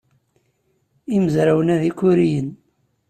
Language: Kabyle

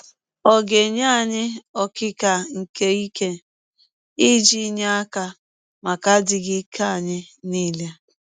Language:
Igbo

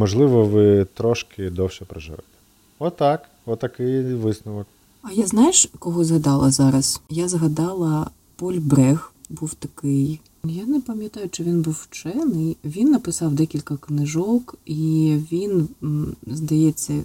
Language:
Ukrainian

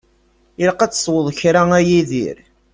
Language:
Kabyle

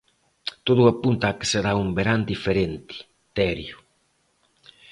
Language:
Galician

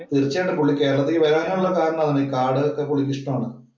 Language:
Malayalam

